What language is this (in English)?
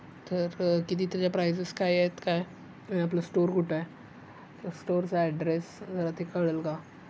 Marathi